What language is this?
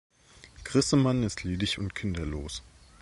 German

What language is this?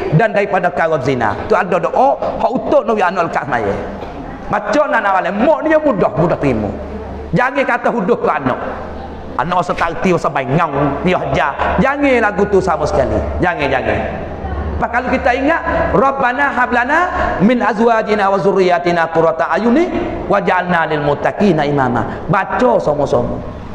Malay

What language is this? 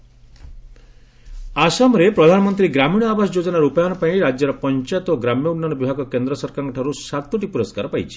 Odia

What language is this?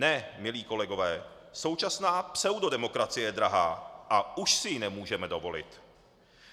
Czech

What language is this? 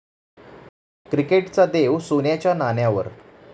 Marathi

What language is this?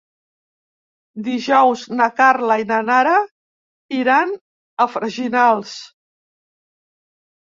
Catalan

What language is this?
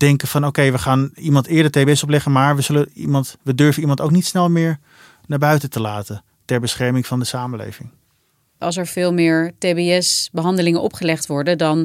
Dutch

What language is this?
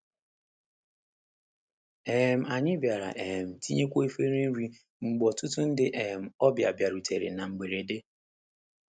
Igbo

